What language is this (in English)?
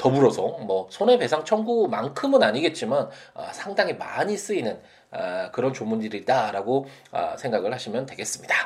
Korean